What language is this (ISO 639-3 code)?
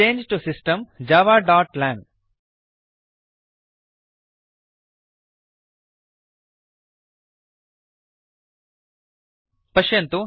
san